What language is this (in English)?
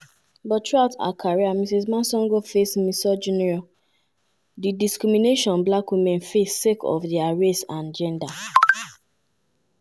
Nigerian Pidgin